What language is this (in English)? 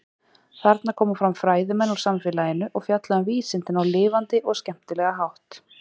Icelandic